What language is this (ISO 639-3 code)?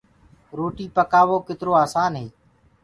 ggg